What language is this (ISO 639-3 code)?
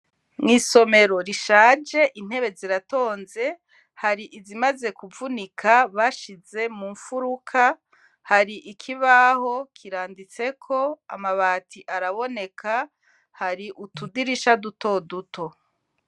run